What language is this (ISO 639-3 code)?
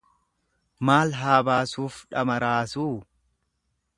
orm